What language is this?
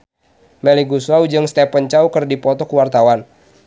Sundanese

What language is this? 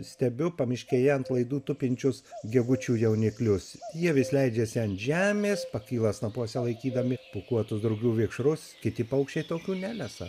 Lithuanian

